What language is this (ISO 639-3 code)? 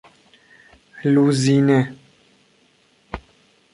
fas